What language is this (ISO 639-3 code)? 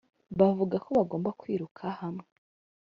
kin